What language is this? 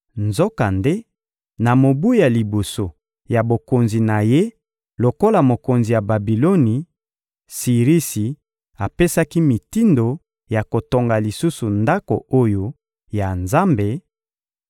Lingala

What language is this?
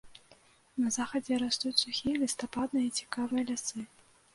Belarusian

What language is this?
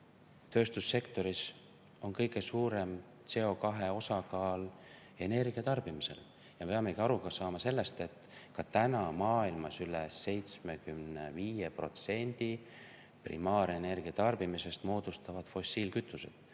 Estonian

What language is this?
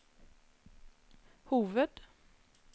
Norwegian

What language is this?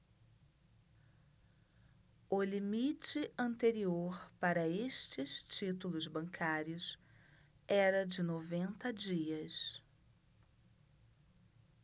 Portuguese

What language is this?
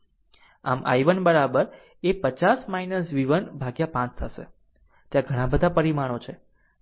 Gujarati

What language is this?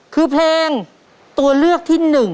Thai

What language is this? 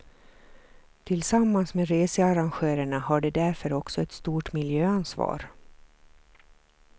Swedish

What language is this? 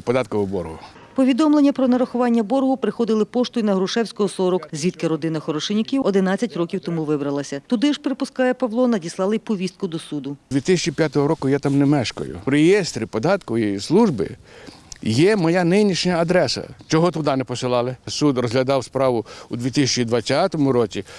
Ukrainian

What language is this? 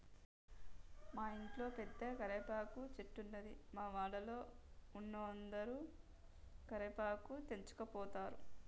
Telugu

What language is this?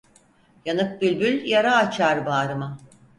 Turkish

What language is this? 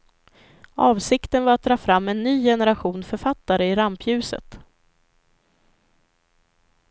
Swedish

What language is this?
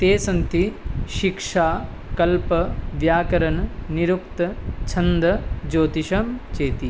Sanskrit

